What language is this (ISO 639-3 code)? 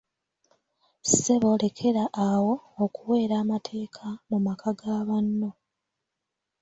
lug